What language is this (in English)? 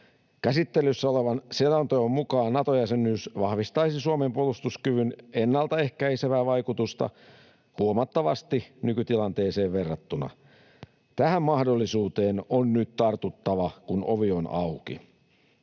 Finnish